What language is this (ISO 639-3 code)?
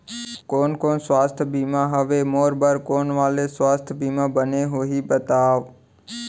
hne